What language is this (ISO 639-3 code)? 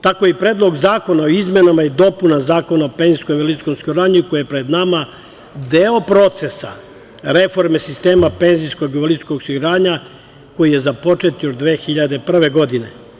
srp